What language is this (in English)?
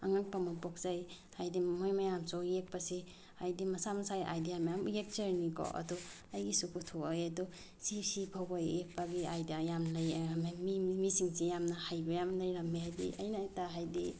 Manipuri